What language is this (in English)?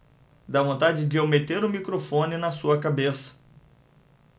Portuguese